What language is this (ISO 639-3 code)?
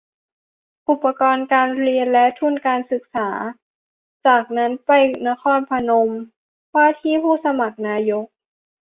tha